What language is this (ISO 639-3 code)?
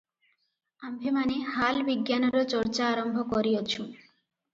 ori